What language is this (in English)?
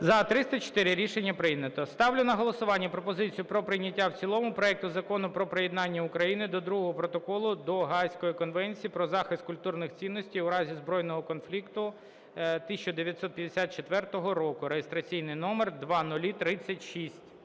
Ukrainian